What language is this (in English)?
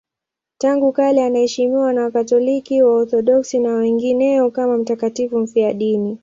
Swahili